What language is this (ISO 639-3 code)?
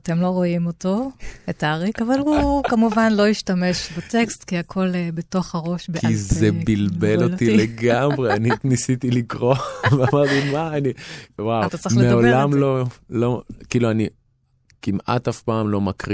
heb